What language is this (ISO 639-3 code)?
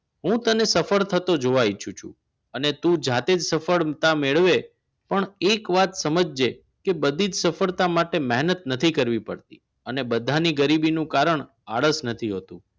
guj